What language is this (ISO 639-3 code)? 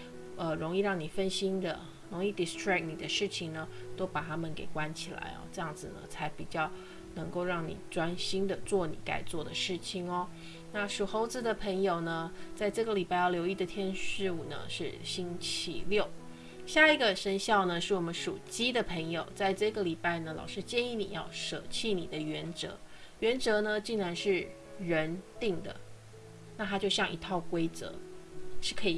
zho